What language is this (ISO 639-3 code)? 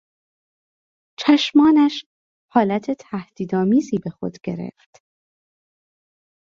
fas